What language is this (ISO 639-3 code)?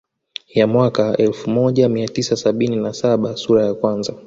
swa